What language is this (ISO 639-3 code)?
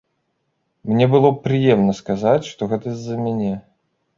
bel